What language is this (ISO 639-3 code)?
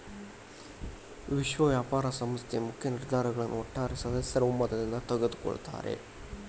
kan